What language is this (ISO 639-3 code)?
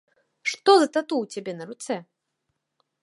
bel